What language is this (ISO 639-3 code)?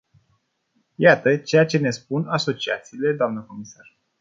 ron